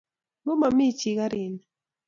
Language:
Kalenjin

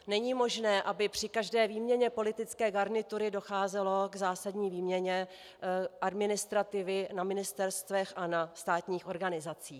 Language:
Czech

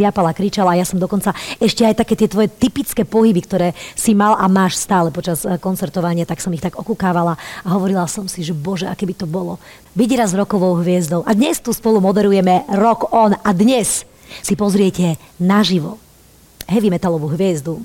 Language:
Slovak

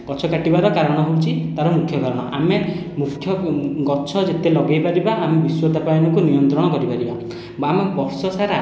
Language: Odia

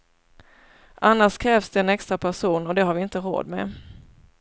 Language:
Swedish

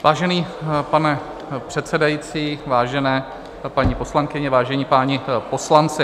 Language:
Czech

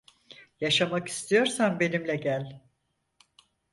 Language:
Turkish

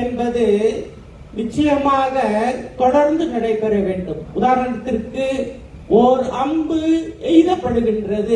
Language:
English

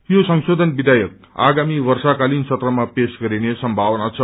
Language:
Nepali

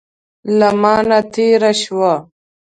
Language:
Pashto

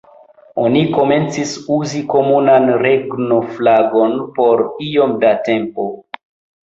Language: Esperanto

